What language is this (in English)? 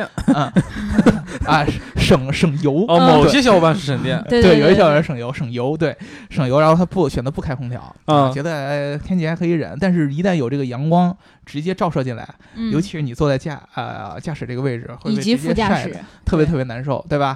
Chinese